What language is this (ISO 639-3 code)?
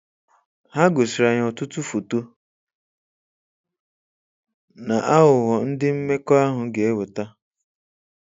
ibo